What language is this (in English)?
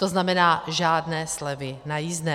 Czech